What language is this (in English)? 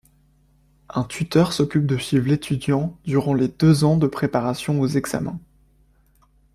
French